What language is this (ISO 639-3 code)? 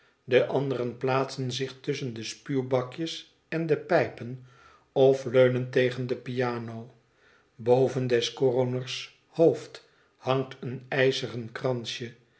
nld